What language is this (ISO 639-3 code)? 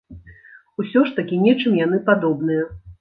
bel